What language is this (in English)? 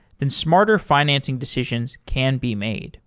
English